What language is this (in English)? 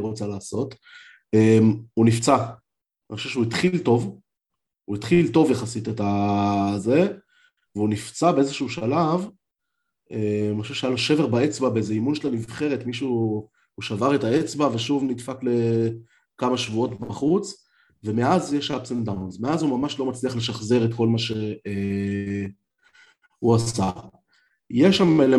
Hebrew